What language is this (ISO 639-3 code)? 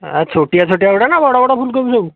ori